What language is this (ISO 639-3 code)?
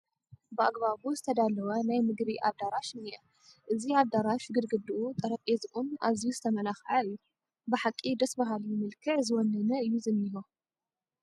tir